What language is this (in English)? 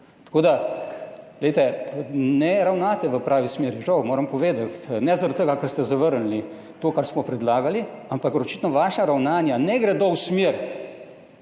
Slovenian